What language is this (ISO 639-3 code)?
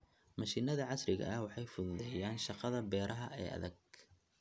som